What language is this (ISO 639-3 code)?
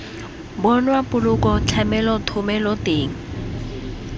tsn